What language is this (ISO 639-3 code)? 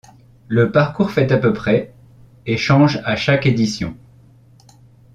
fra